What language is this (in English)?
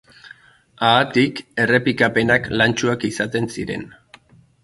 Basque